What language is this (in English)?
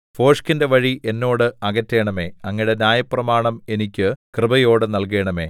Malayalam